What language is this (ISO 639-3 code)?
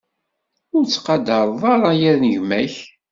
kab